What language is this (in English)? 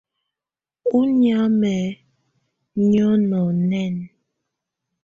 Tunen